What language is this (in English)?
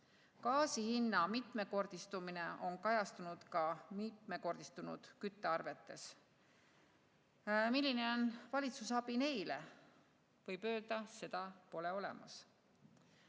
Estonian